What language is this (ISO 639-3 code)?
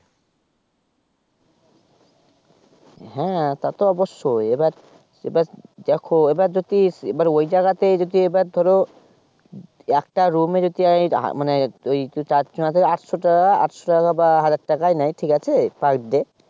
ben